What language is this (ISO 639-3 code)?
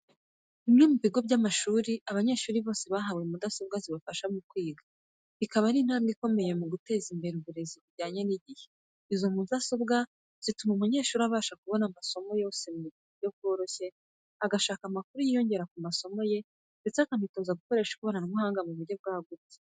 kin